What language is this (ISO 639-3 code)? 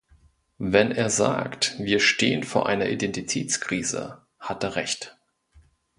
deu